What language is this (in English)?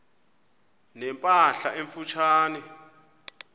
Xhosa